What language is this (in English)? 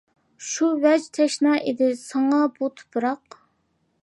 Uyghur